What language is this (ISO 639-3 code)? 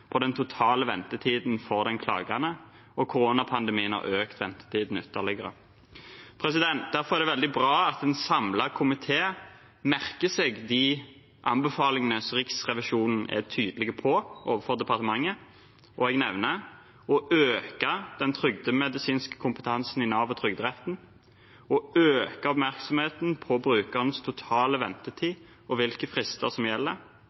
nob